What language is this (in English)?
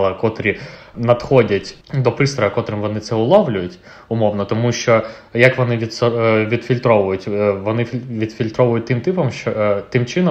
Ukrainian